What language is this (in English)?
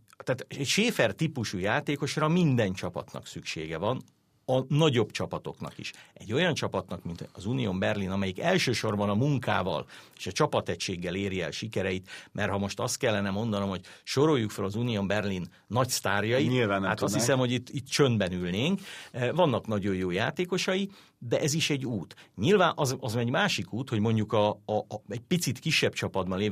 Hungarian